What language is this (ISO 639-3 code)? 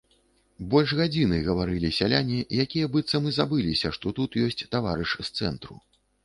bel